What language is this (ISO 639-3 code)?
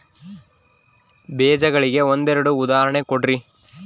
kan